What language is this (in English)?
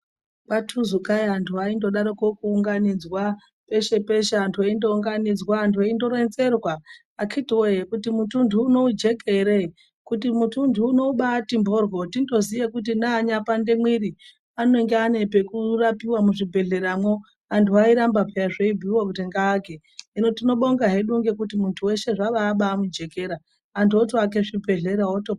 Ndau